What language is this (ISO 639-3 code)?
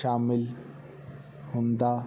pan